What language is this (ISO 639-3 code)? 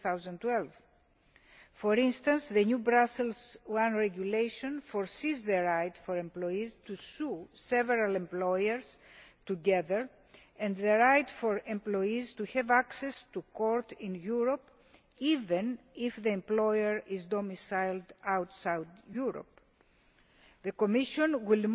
eng